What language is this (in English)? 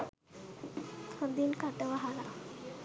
Sinhala